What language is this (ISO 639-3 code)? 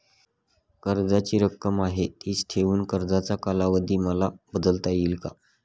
mar